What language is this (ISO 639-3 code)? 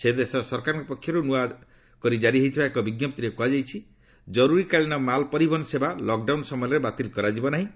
ori